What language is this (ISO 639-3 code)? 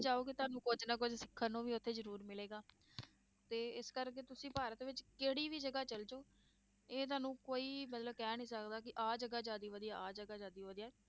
pan